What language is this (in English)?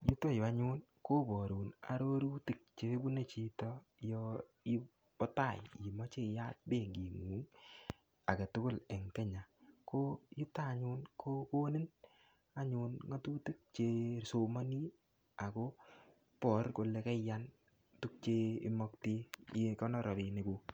Kalenjin